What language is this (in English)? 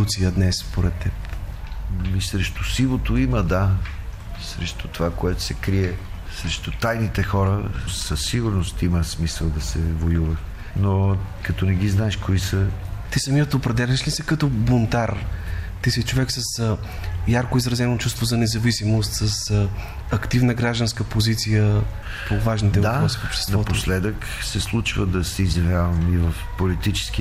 Bulgarian